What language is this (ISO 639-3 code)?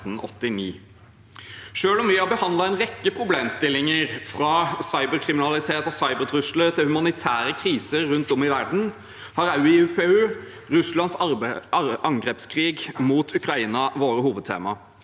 nor